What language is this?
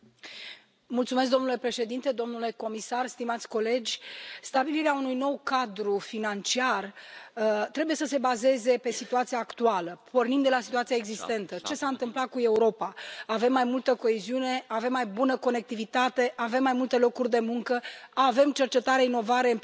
Romanian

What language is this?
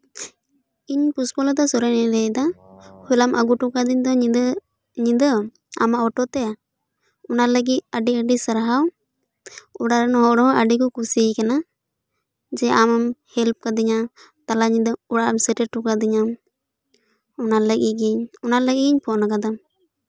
Santali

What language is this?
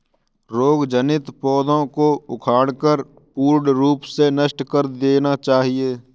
Hindi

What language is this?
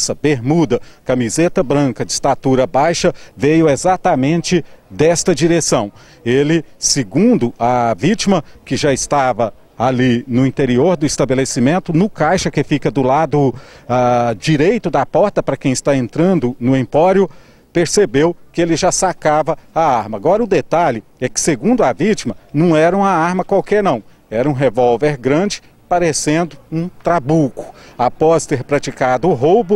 Portuguese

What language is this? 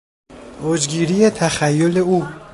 Persian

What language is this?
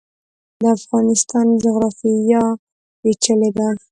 Pashto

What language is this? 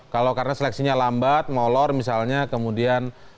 Indonesian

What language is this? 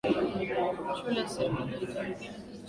Swahili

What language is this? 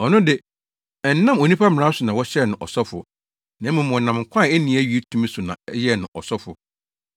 Akan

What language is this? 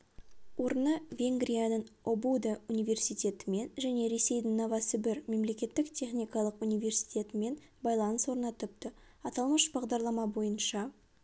Kazakh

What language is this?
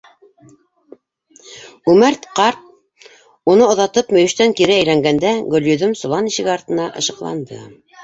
Bashkir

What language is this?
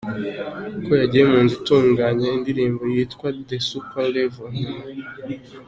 Kinyarwanda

